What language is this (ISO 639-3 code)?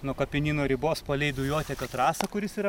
lit